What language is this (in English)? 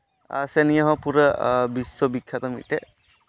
Santali